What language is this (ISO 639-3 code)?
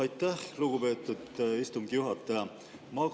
est